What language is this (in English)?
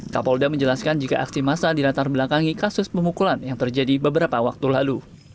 Indonesian